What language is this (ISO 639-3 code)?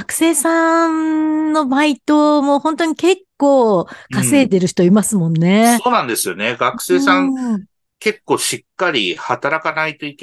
jpn